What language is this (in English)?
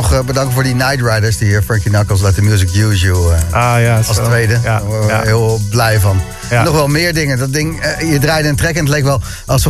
Dutch